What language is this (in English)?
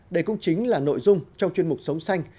Vietnamese